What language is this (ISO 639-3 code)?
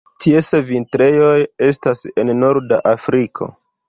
epo